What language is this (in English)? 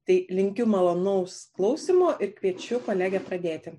Lithuanian